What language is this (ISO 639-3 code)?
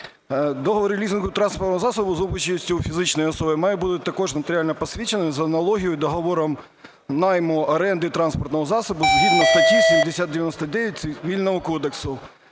ukr